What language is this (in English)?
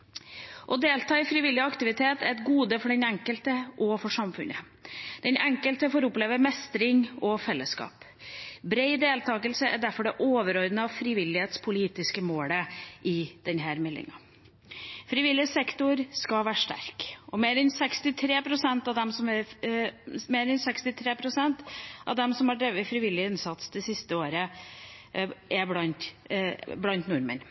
Norwegian Bokmål